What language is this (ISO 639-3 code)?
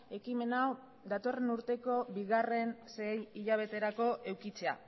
eus